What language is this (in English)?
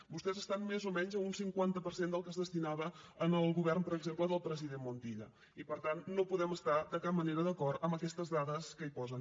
Catalan